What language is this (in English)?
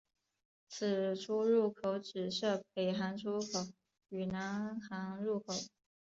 Chinese